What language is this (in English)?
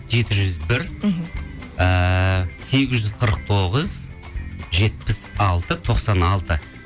Kazakh